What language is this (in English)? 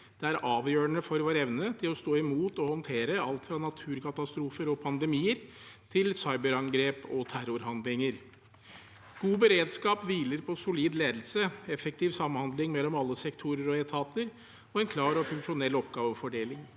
Norwegian